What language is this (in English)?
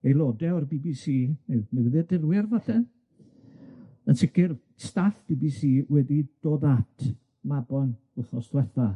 Welsh